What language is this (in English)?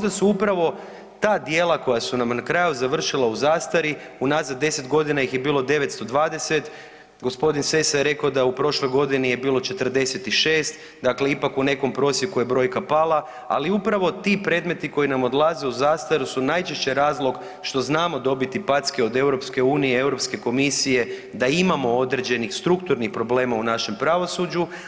Croatian